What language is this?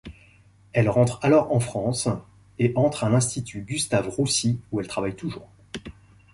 French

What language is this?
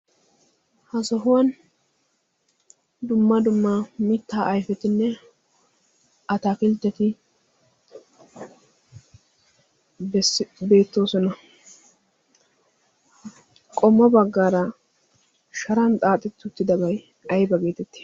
Wolaytta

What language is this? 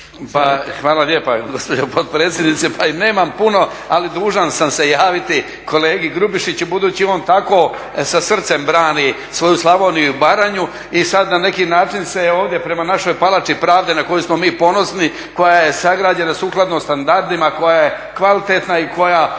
Croatian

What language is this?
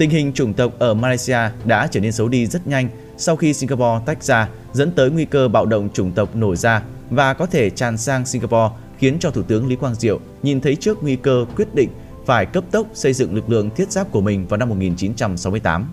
Vietnamese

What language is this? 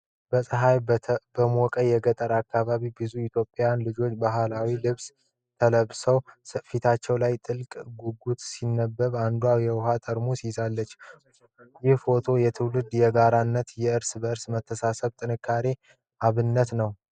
Amharic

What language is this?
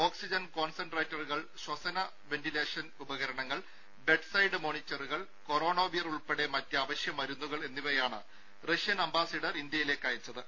Malayalam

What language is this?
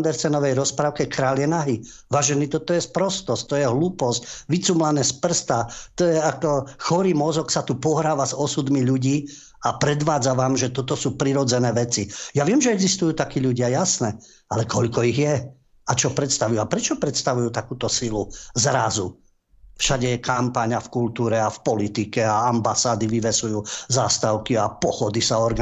Slovak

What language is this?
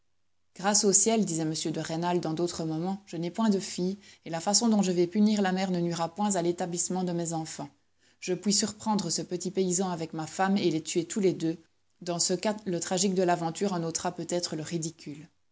French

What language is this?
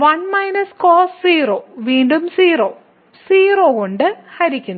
Malayalam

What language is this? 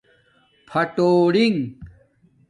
Domaaki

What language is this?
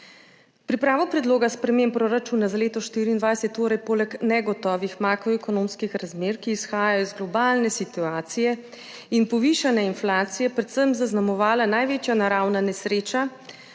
Slovenian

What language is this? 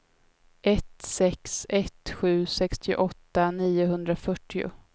Swedish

